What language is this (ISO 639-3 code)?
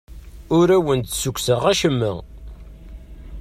kab